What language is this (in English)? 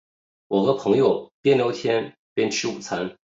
Chinese